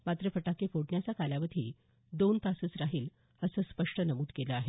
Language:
Marathi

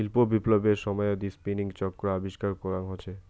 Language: Bangla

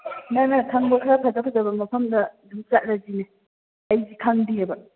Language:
Manipuri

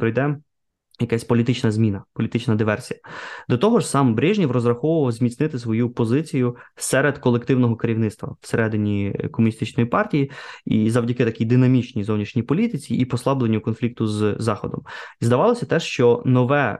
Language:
Ukrainian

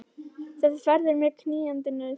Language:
Icelandic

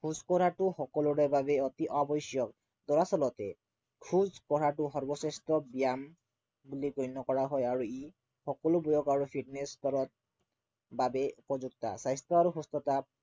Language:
Assamese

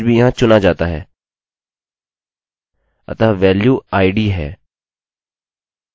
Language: Hindi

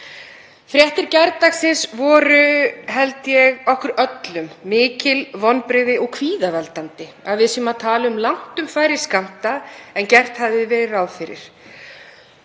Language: Icelandic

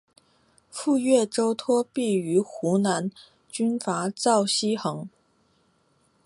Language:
Chinese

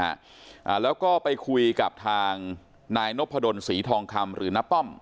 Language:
Thai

